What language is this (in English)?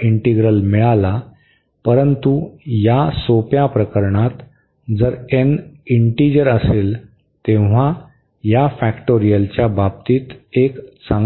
Marathi